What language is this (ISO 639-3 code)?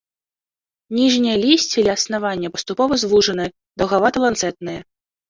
bel